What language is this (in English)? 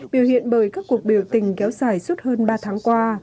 Vietnamese